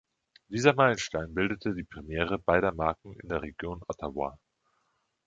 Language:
German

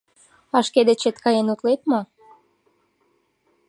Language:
Mari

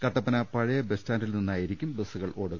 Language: Malayalam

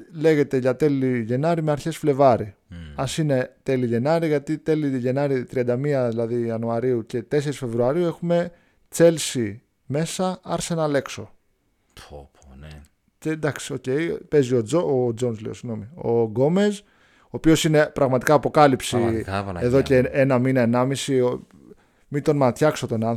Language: Greek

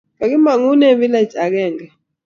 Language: Kalenjin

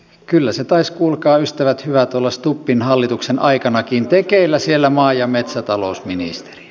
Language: Finnish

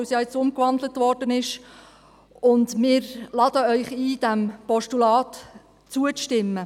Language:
Swiss German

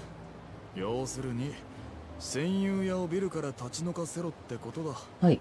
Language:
Japanese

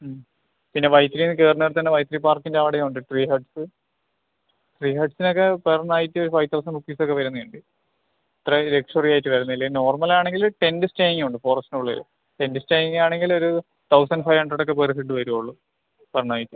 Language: Malayalam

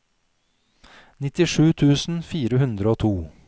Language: Norwegian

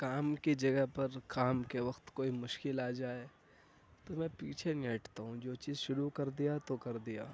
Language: Urdu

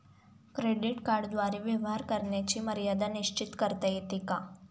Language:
Marathi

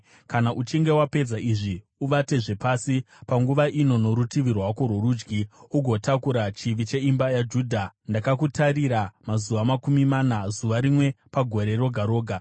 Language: Shona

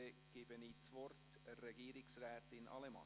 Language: Swiss German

